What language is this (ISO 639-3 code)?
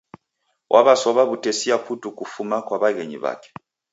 dav